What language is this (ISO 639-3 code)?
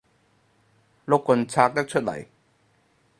yue